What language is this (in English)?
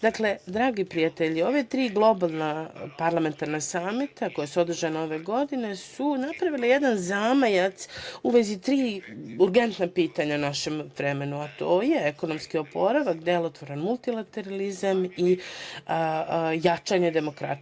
Serbian